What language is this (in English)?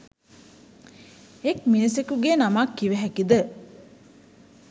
Sinhala